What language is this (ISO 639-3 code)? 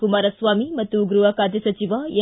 kan